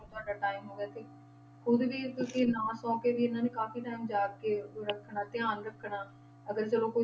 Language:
Punjabi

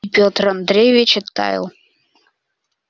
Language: Russian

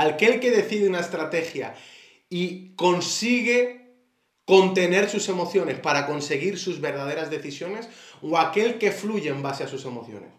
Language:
Spanish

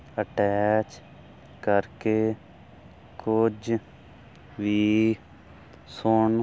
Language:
Punjabi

